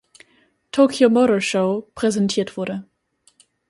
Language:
German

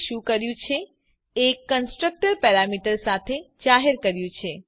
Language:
Gujarati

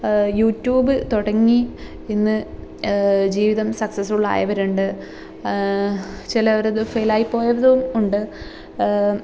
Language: Malayalam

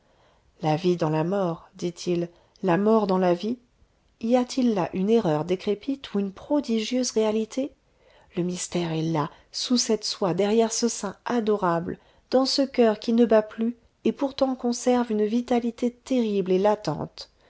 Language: French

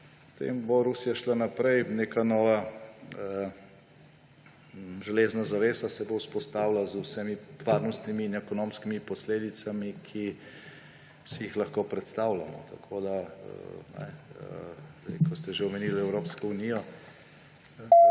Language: Slovenian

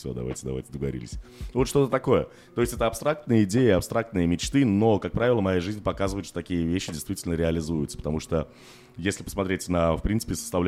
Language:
Russian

